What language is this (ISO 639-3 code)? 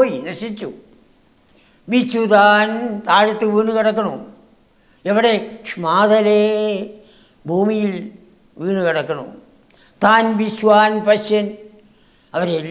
mal